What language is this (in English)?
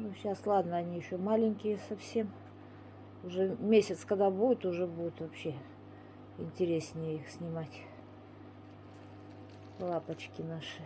Russian